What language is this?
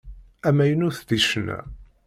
Kabyle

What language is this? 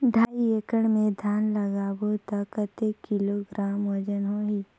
Chhattisgarhi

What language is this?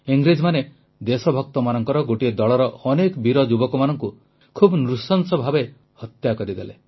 Odia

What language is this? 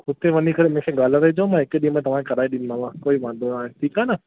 Sindhi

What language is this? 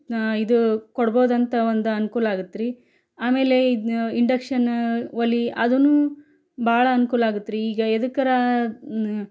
Kannada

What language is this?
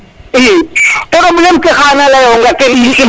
Serer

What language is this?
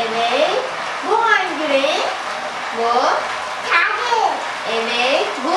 Turkish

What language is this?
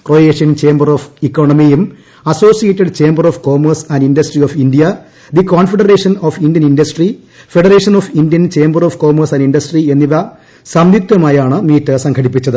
Malayalam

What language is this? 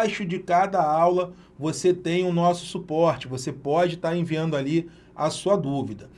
Portuguese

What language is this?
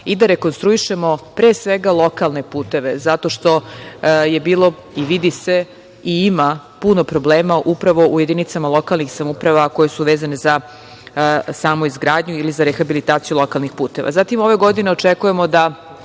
Serbian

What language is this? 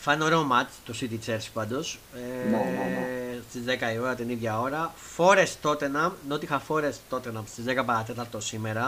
Greek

